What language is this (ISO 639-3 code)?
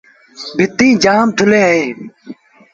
sbn